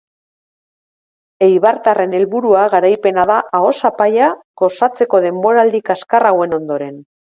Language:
Basque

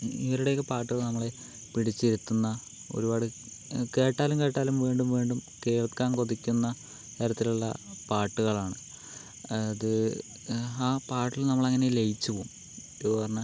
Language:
Malayalam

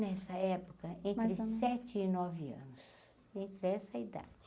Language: Portuguese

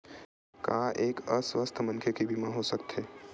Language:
Chhattisgarhi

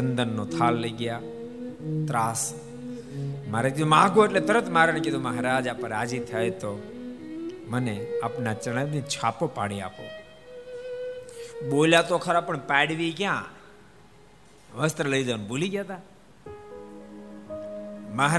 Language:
Gujarati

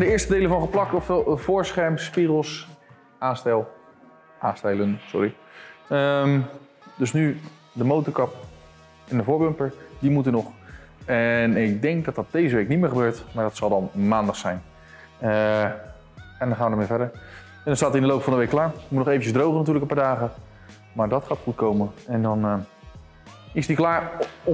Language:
Dutch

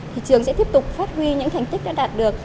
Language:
Vietnamese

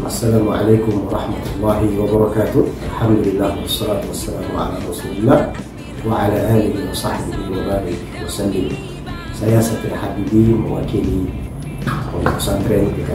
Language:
Indonesian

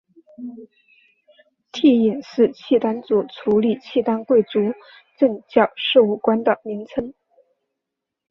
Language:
Chinese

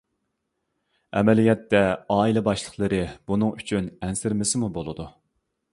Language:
Uyghur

